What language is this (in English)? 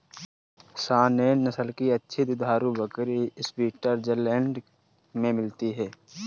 Hindi